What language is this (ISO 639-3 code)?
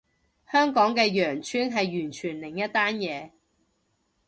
yue